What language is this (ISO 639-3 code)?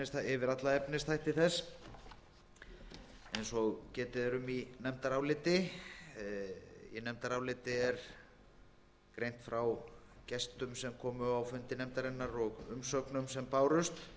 isl